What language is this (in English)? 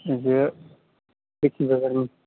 Bodo